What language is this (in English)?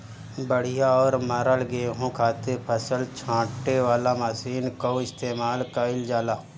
Bhojpuri